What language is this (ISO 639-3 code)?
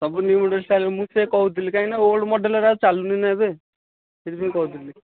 ori